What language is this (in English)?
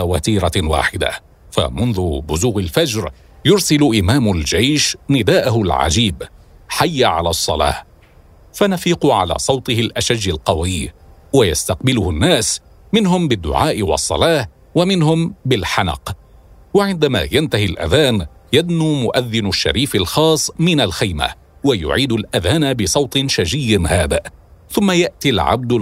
Arabic